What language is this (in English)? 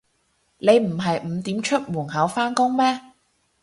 Cantonese